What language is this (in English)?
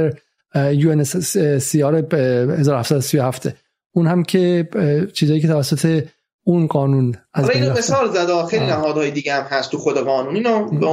Persian